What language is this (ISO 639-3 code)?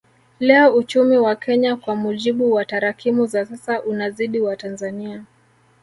swa